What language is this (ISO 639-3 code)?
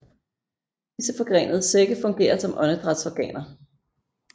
dan